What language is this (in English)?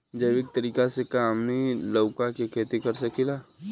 Bhojpuri